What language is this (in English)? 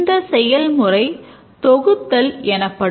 Tamil